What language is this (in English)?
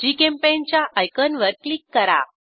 Marathi